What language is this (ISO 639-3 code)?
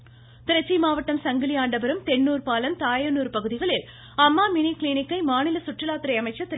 tam